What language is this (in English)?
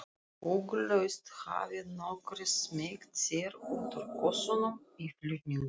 Icelandic